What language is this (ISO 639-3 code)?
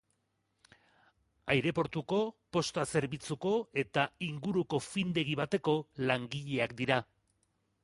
eus